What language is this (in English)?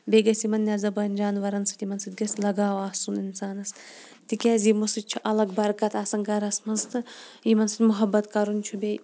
Kashmiri